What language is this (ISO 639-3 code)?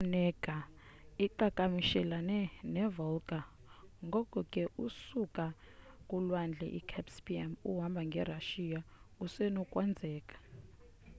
xho